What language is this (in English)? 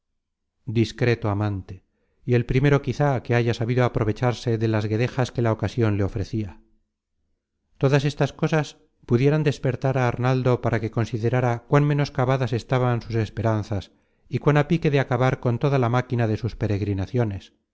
Spanish